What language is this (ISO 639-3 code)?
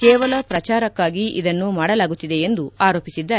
kan